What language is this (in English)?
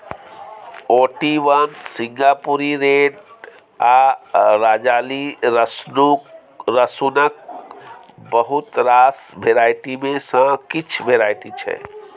Maithili